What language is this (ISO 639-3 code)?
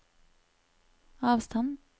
nor